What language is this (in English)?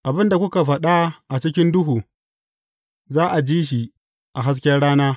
Hausa